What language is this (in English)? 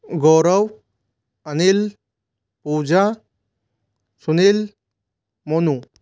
Hindi